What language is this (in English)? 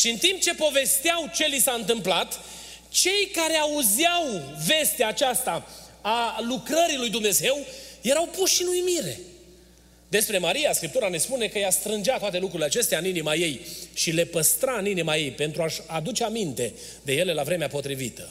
Romanian